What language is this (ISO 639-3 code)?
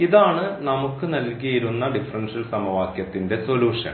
mal